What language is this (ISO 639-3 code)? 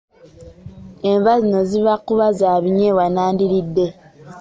lug